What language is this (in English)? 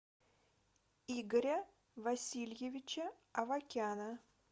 Russian